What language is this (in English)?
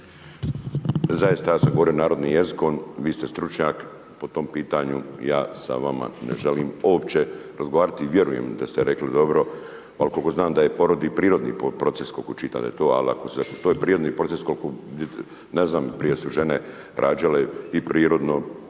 Croatian